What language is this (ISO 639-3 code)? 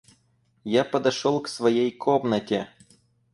rus